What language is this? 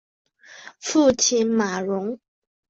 Chinese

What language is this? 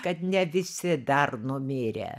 Lithuanian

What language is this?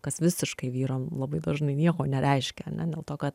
Lithuanian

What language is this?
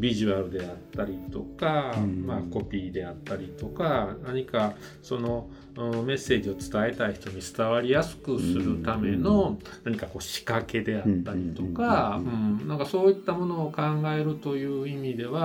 Japanese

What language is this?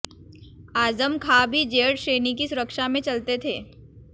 Hindi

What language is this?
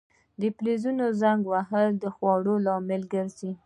Pashto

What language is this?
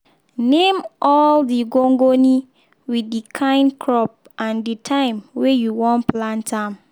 Nigerian Pidgin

